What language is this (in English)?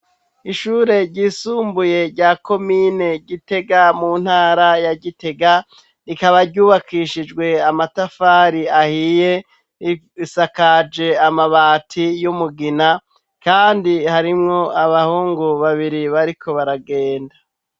Rundi